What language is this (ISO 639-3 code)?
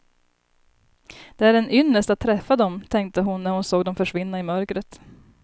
swe